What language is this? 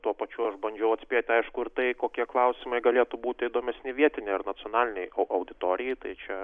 Lithuanian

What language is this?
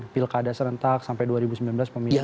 Indonesian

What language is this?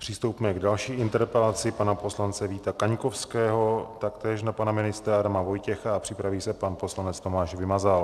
Czech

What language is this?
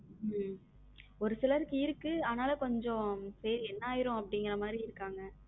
Tamil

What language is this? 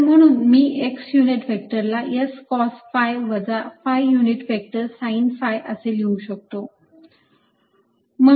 Marathi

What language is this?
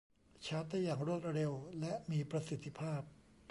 Thai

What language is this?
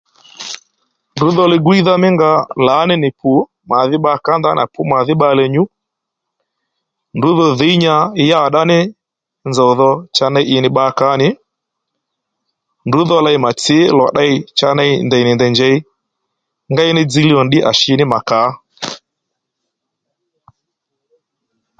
Lendu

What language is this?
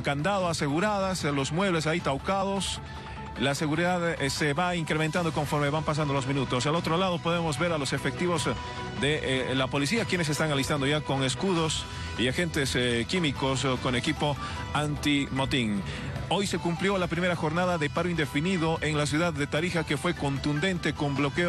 Spanish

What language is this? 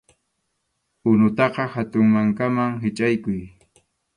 Arequipa-La Unión Quechua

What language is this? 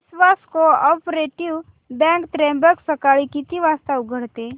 Marathi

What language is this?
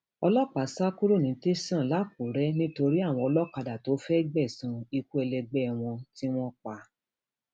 Yoruba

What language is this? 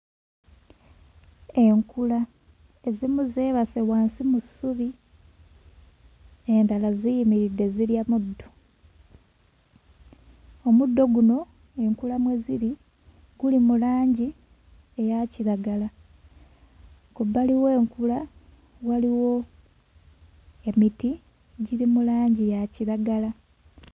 Ganda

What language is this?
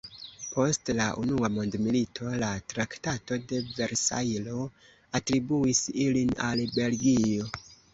Esperanto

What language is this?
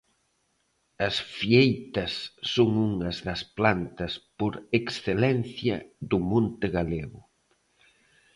Galician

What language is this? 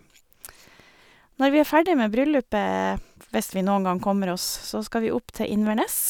Norwegian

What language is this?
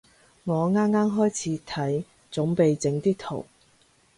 Cantonese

